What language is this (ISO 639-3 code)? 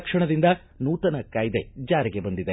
kan